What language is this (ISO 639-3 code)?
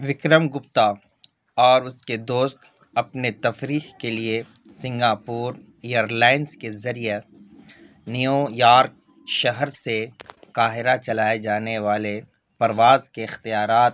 urd